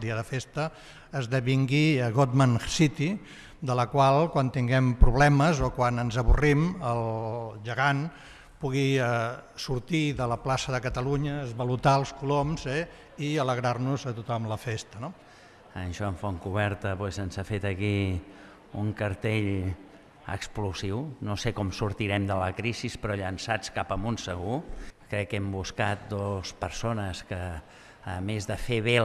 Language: Catalan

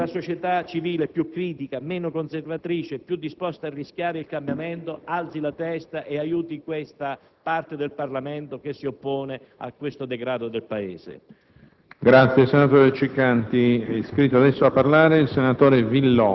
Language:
Italian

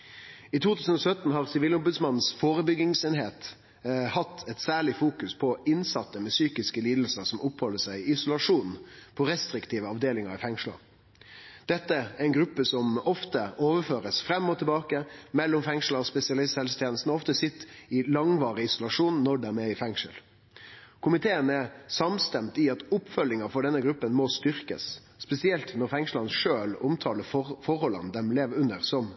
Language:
Norwegian Nynorsk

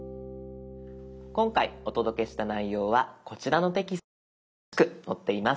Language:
Japanese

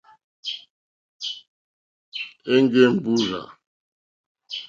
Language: Mokpwe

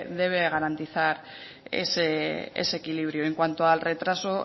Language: Spanish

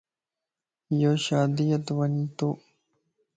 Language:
Lasi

